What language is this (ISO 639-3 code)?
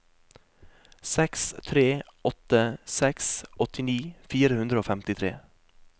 nor